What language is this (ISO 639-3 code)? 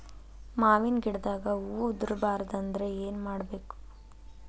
kan